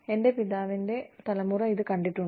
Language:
Malayalam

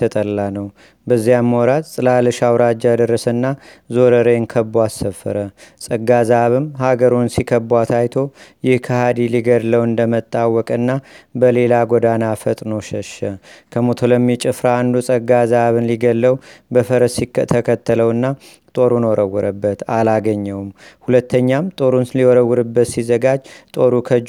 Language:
Amharic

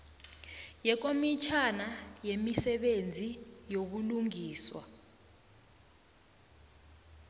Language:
South Ndebele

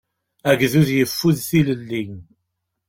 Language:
Kabyle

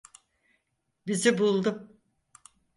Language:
Turkish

